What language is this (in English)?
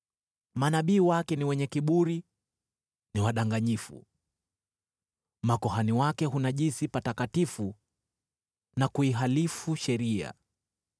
Swahili